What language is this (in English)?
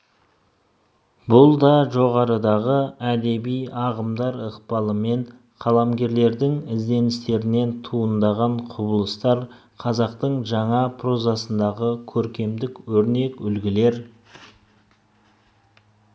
Kazakh